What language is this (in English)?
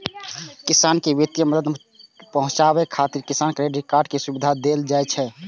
Maithili